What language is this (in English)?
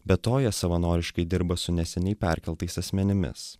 Lithuanian